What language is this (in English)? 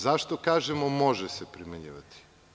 Serbian